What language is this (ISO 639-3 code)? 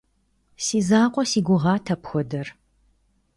kbd